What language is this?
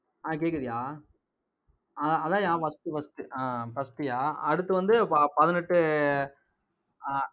Tamil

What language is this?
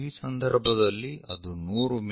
Kannada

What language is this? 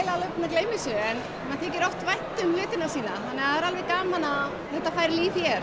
Icelandic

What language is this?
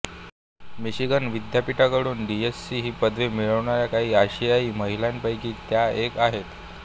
Marathi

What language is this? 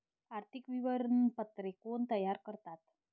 Marathi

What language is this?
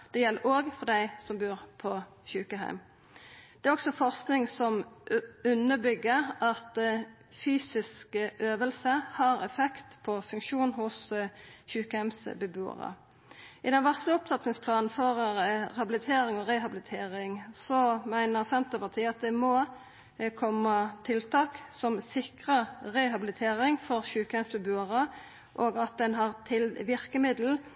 Norwegian Nynorsk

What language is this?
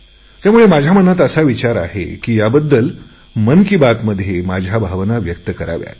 Marathi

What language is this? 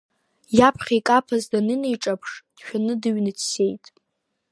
Abkhazian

